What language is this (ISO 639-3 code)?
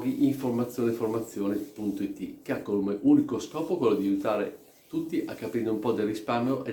ita